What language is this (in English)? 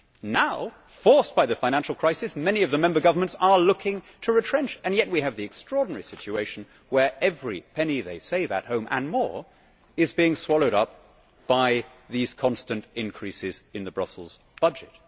English